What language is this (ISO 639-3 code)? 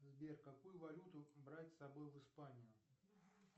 rus